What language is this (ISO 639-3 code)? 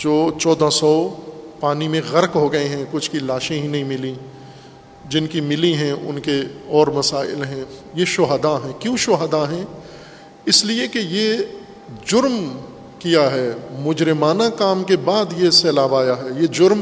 urd